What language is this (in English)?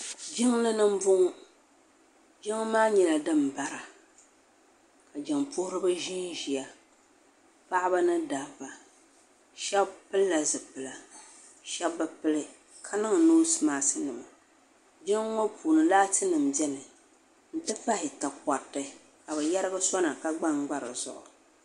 Dagbani